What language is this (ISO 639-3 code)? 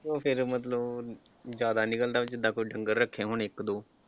pan